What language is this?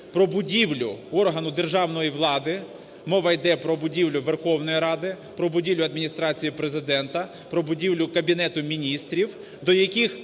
Ukrainian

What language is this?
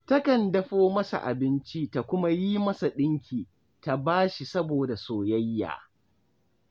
Hausa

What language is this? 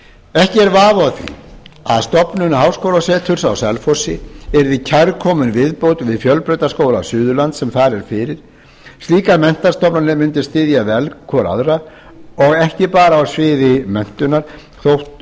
Icelandic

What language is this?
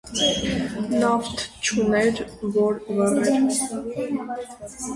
Armenian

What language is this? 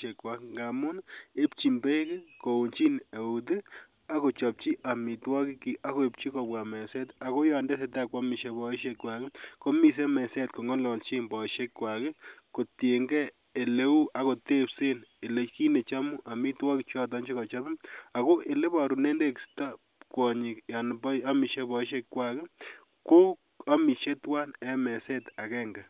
Kalenjin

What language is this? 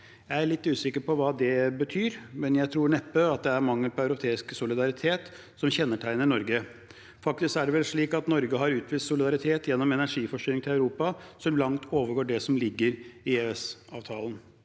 Norwegian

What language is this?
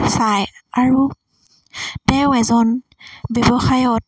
Assamese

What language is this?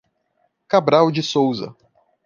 Portuguese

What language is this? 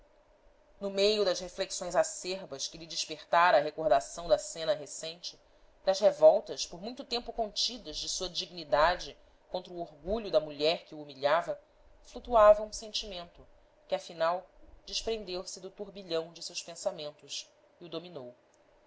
Portuguese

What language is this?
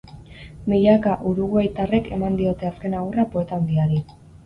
Basque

